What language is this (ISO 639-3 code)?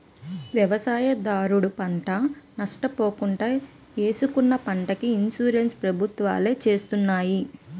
tel